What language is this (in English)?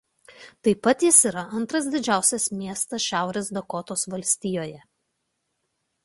Lithuanian